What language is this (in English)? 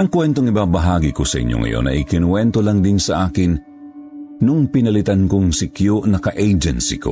Filipino